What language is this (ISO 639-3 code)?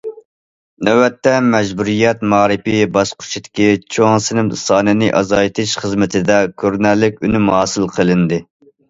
uig